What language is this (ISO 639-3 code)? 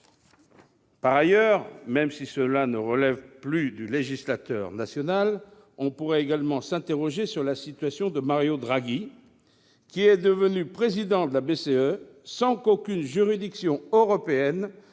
fra